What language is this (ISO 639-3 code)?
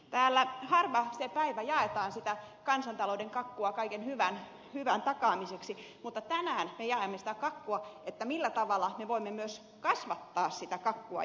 fin